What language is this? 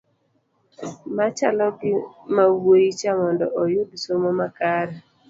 Luo (Kenya and Tanzania)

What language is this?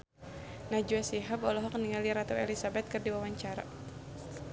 Sundanese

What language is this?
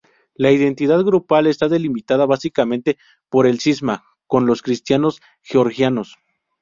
Spanish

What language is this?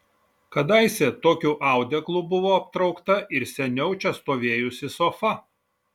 Lithuanian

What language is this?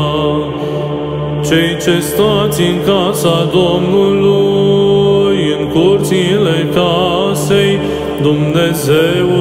Romanian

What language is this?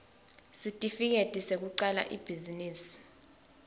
Swati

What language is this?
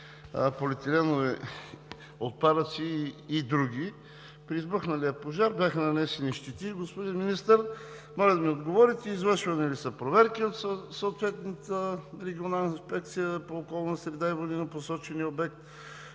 Bulgarian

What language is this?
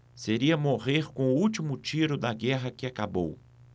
Portuguese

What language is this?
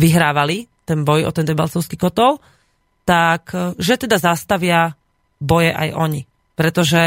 Slovak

